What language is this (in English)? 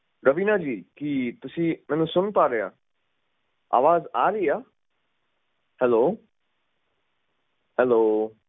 Punjabi